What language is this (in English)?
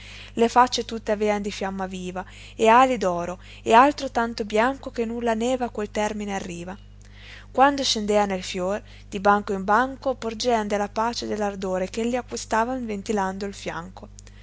Italian